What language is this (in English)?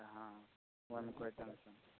Maithili